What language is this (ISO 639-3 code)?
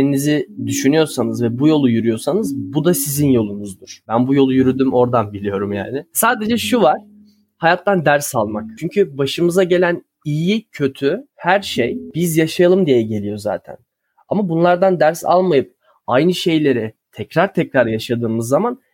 tur